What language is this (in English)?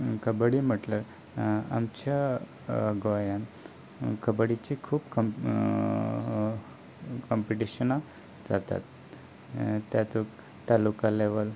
Konkani